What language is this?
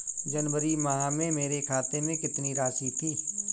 Hindi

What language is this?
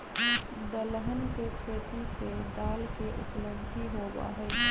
Magahi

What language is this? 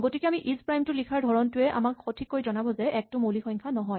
Assamese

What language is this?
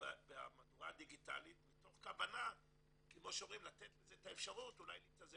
Hebrew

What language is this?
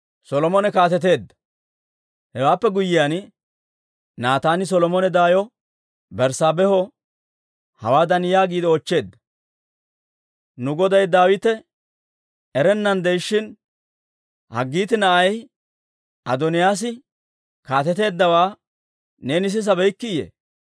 Dawro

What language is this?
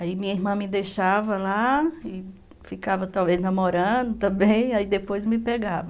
Portuguese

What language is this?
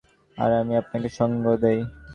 Bangla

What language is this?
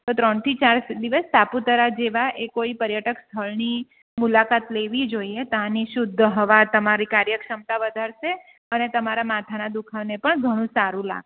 Gujarati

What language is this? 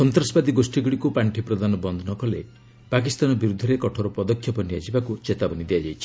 Odia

